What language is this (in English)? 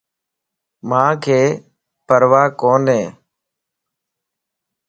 Lasi